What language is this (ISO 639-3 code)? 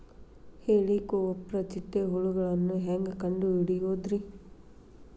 kan